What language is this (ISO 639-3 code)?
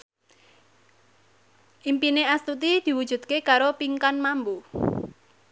jav